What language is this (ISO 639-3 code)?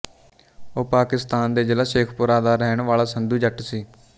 pan